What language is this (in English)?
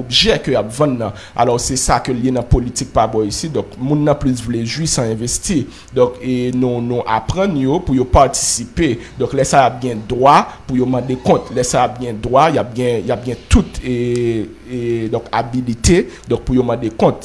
French